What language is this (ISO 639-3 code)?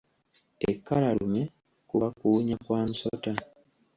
lug